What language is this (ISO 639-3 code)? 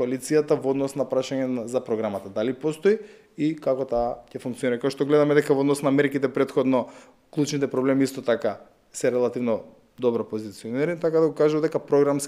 mkd